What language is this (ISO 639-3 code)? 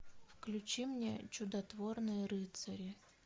rus